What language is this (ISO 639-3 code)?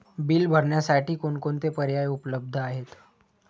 mar